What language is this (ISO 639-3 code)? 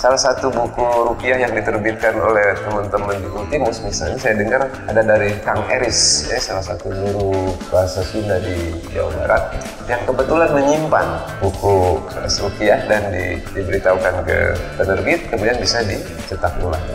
ind